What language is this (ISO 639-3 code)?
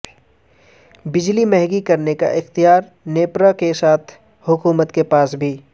urd